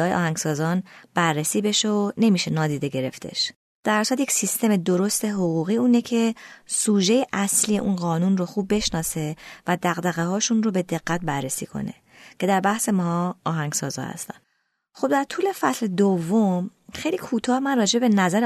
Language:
Persian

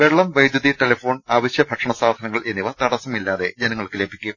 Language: Malayalam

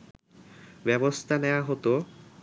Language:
Bangla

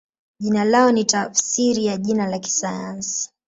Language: Swahili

